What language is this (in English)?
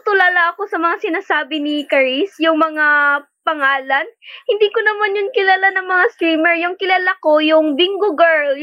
Filipino